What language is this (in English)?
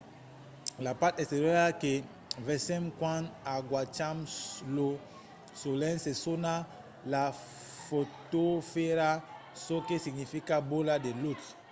Occitan